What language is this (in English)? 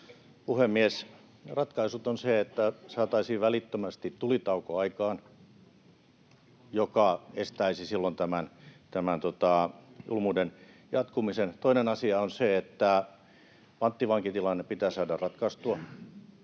Finnish